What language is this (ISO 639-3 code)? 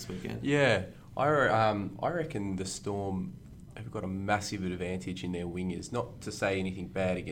eng